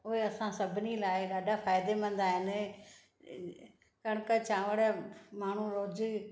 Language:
Sindhi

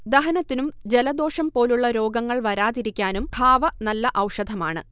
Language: Malayalam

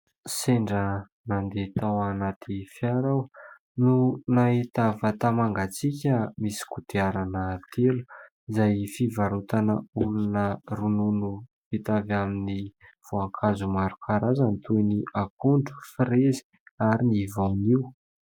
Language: Malagasy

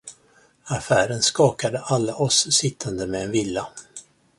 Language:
Swedish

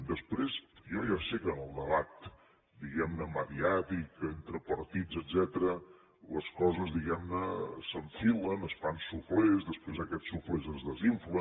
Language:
Catalan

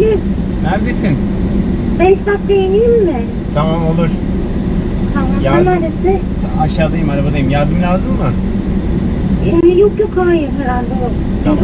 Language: Turkish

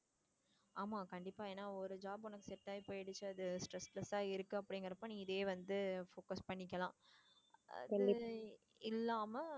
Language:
Tamil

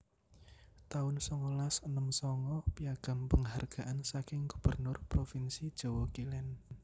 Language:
Javanese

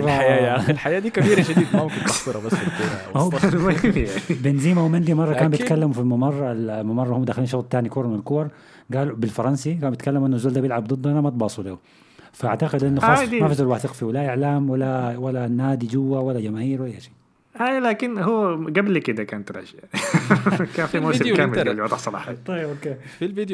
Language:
Arabic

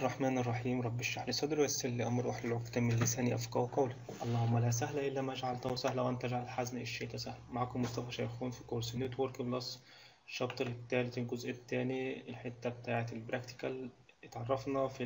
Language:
Arabic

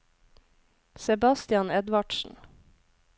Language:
Norwegian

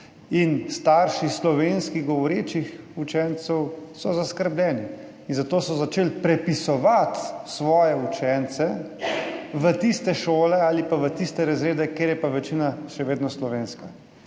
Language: Slovenian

